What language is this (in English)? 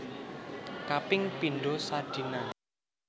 Javanese